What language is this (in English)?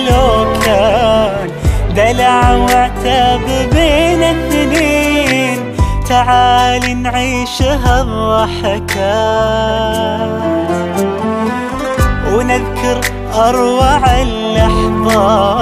Arabic